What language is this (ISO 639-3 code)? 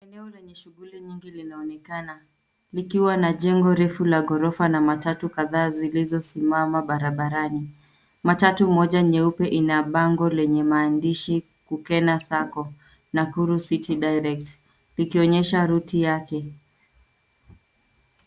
swa